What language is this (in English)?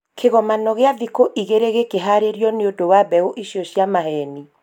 Kikuyu